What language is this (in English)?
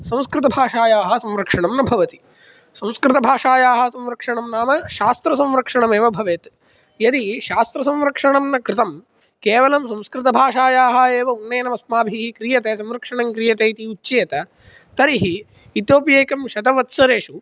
Sanskrit